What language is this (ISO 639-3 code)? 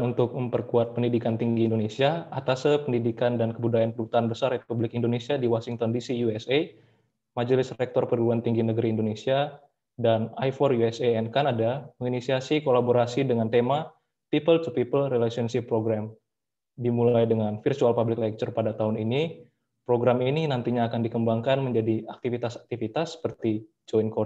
ind